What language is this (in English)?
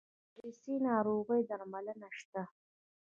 Pashto